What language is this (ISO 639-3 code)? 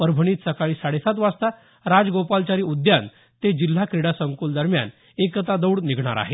mar